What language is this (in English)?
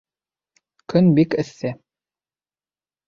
Bashkir